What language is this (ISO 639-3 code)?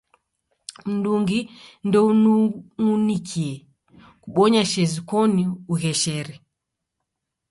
dav